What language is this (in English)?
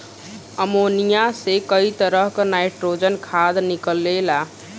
Bhojpuri